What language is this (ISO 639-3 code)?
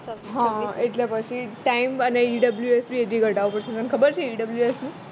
guj